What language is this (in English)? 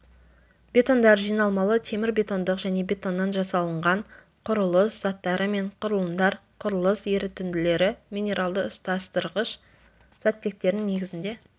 Kazakh